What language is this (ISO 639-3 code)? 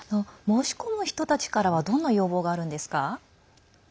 jpn